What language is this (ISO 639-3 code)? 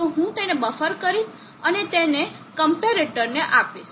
guj